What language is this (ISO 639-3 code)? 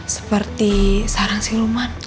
ind